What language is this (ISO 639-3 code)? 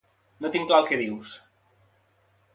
cat